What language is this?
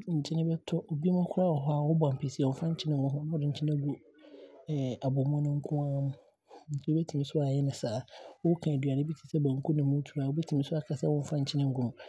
Abron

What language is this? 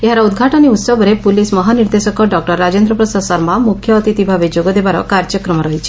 Odia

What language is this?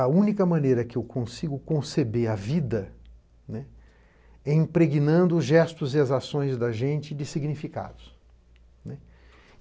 Portuguese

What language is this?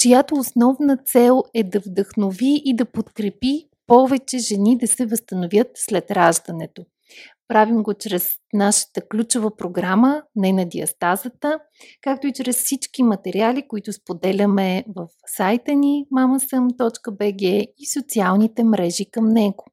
Bulgarian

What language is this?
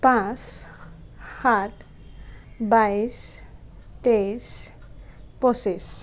Assamese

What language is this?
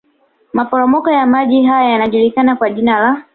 Swahili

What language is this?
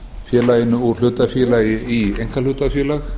Icelandic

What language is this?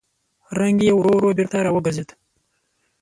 Pashto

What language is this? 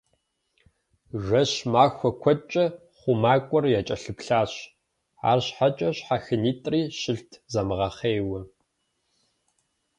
Kabardian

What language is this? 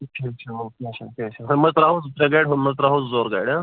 Kashmiri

